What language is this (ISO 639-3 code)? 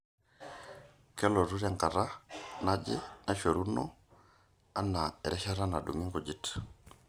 mas